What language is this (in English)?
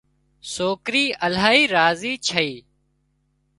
Wadiyara Koli